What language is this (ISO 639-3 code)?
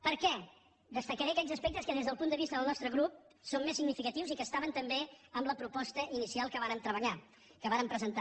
cat